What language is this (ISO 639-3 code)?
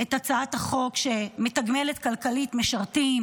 heb